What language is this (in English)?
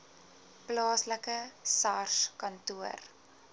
Afrikaans